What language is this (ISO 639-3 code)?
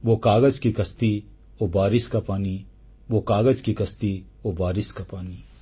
ori